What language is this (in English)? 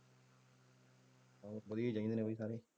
Punjabi